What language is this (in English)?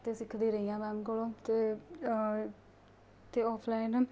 Punjabi